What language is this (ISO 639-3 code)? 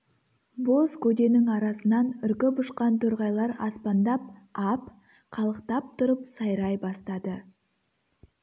kaz